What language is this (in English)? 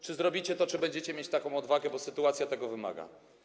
Polish